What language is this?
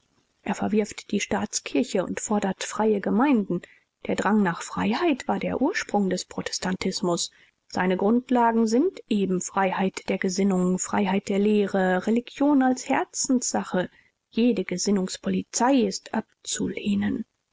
German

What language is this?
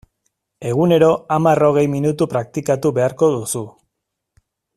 Basque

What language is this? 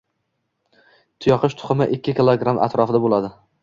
Uzbek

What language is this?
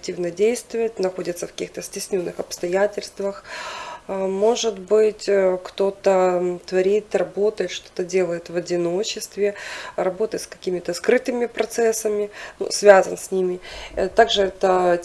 Russian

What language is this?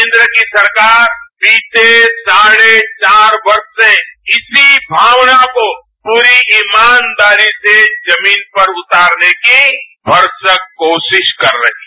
Hindi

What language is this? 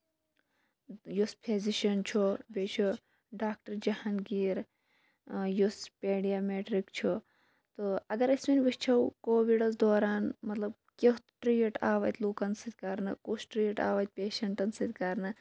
Kashmiri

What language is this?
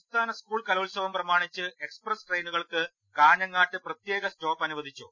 Malayalam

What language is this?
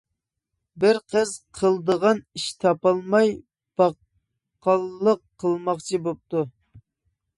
Uyghur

